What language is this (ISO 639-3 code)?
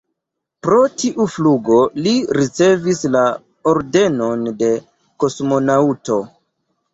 epo